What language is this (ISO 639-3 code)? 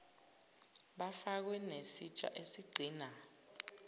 zul